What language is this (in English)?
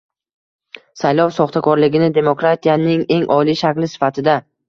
Uzbek